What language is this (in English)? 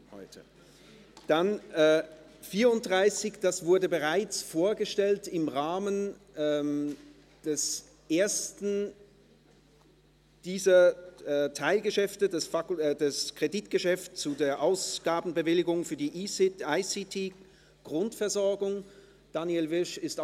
Swiss German